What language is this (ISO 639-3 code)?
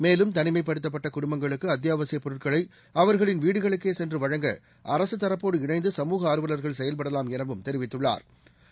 tam